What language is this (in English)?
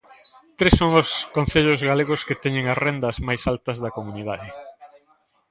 Galician